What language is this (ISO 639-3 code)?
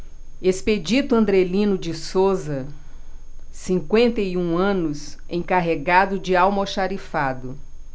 por